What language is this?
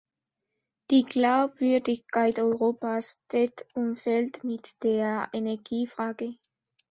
German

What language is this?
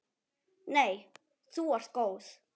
Icelandic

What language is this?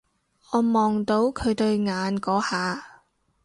Cantonese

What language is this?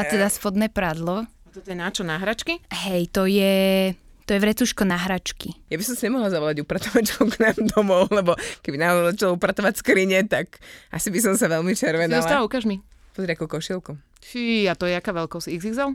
Slovak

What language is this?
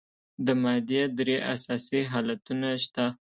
Pashto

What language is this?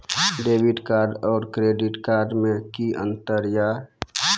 Maithili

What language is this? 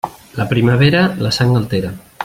Catalan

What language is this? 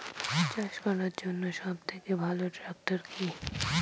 Bangla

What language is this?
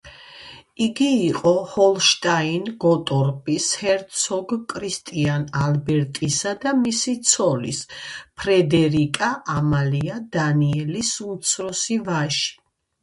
Georgian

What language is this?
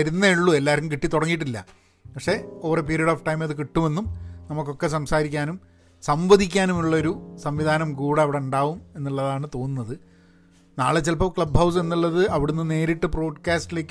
Malayalam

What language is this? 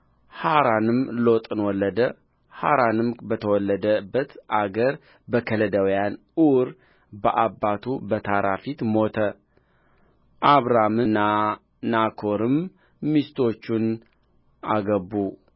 Amharic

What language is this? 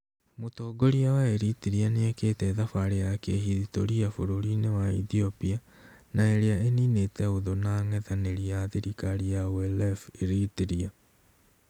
Kikuyu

